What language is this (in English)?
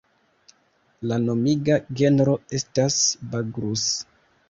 Esperanto